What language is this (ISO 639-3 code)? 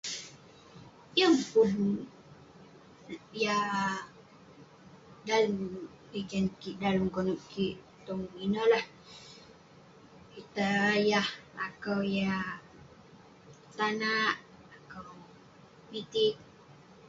pne